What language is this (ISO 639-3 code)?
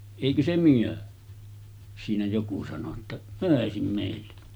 fin